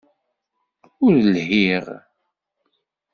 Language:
Kabyle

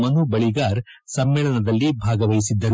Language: Kannada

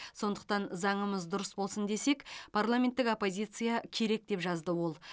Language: Kazakh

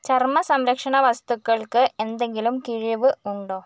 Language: Malayalam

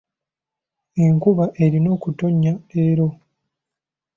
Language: Ganda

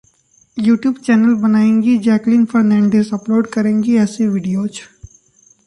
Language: Hindi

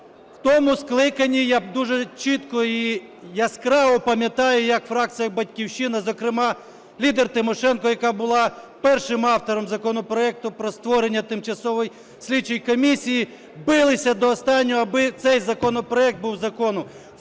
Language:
Ukrainian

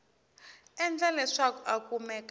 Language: Tsonga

